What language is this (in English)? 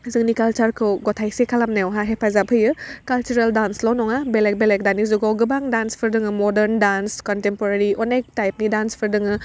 Bodo